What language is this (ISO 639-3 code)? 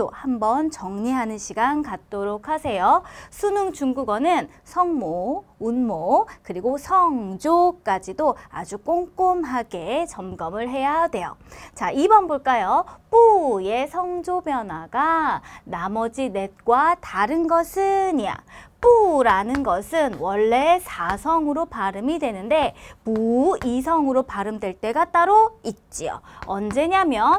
kor